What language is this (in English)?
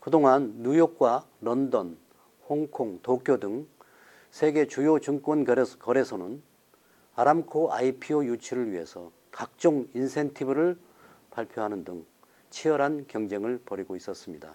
Korean